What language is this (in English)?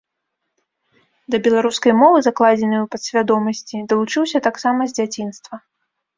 Belarusian